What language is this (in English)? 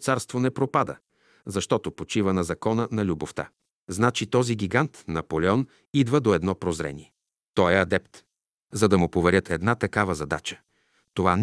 Bulgarian